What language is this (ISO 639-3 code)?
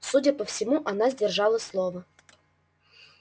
rus